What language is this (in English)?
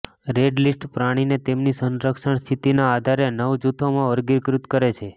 Gujarati